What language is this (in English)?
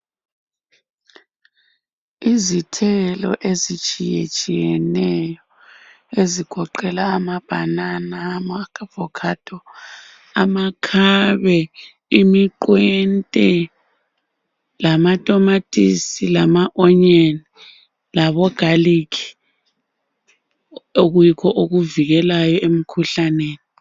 North Ndebele